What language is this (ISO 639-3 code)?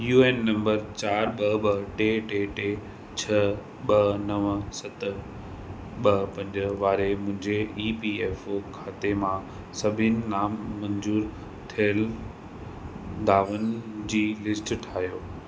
snd